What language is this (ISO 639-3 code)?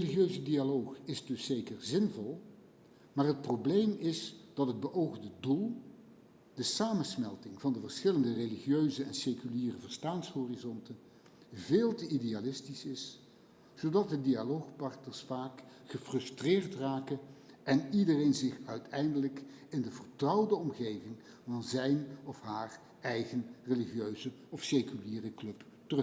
nld